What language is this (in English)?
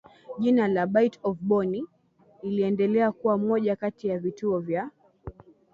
Swahili